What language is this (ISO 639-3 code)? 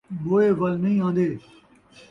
skr